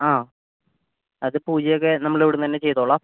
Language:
Malayalam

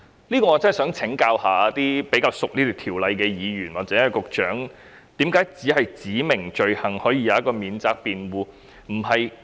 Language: Cantonese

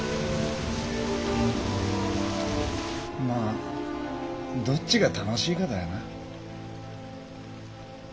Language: Japanese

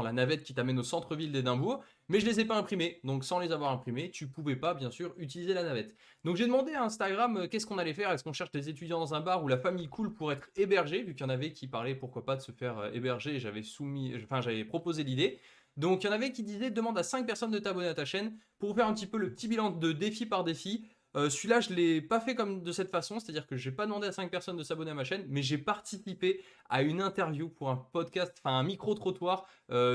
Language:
French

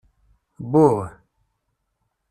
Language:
Kabyle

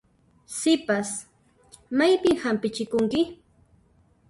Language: Puno Quechua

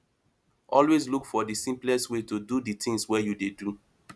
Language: Nigerian Pidgin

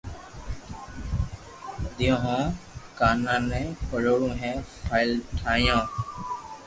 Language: Loarki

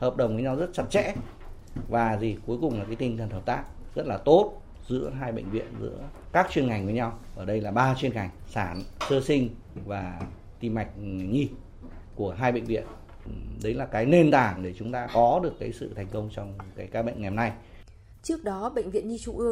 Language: Vietnamese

